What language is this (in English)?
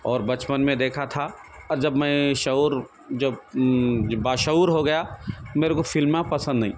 Urdu